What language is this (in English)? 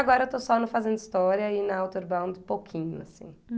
Portuguese